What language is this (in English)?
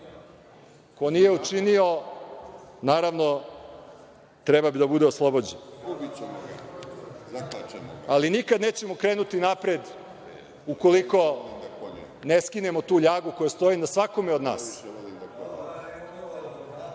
Serbian